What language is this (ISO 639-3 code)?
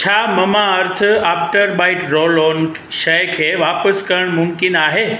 snd